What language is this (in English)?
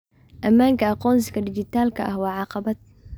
Somali